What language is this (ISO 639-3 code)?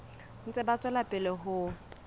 sot